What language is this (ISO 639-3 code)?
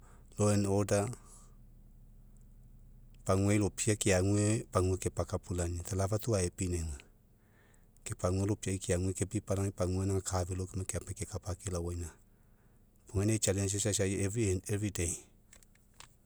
mek